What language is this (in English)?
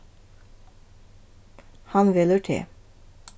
Faroese